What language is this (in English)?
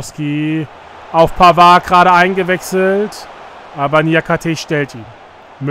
German